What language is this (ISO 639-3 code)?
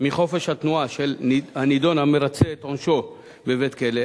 heb